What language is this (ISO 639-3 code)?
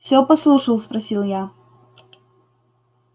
rus